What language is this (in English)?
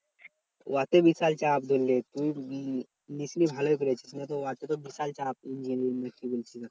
Bangla